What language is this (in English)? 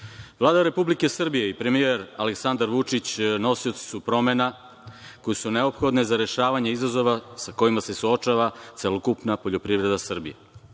Serbian